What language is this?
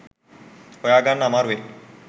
Sinhala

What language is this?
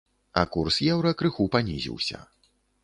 Belarusian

